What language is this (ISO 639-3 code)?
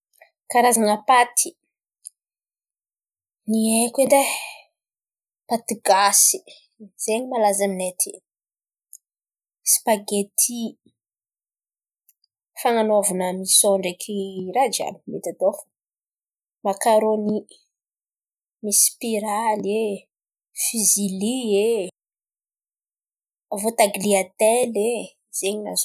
xmv